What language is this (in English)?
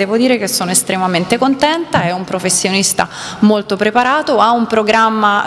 Italian